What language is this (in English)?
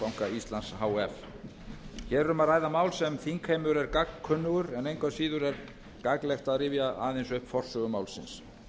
Icelandic